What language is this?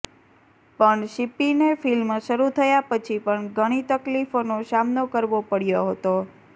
Gujarati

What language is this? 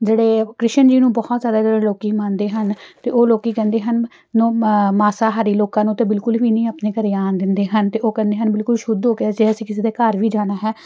Punjabi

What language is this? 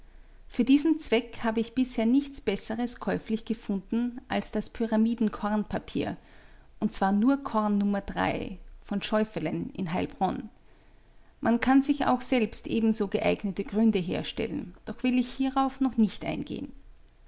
German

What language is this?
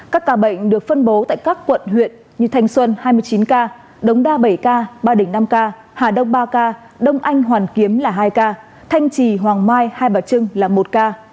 Vietnamese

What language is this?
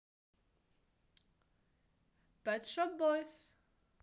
Russian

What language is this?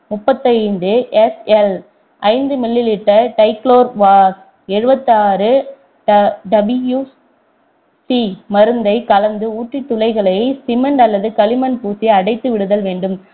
Tamil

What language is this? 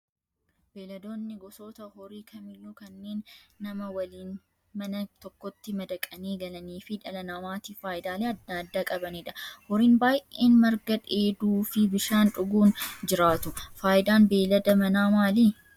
Oromo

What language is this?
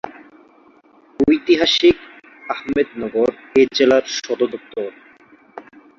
Bangla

